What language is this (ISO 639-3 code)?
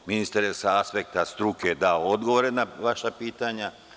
srp